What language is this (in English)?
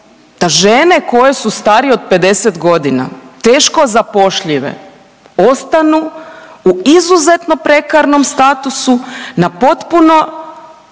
Croatian